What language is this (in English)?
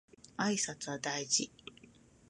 Japanese